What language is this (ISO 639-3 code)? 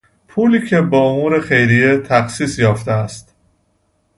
fas